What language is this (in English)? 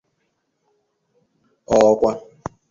Igbo